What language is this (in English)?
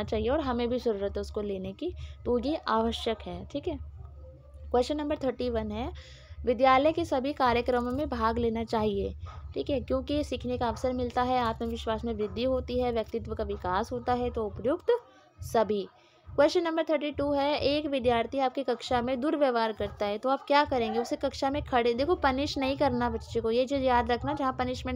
Hindi